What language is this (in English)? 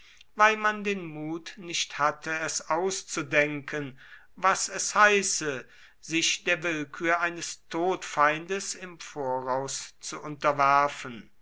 German